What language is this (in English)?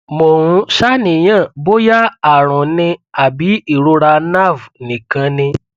Yoruba